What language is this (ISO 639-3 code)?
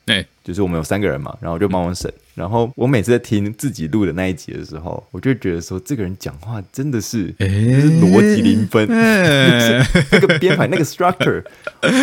zho